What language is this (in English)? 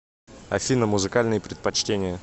Russian